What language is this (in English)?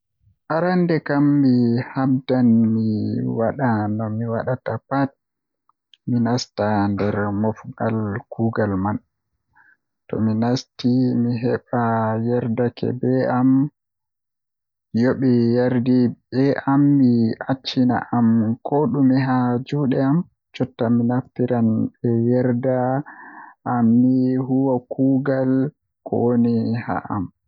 Western Niger Fulfulde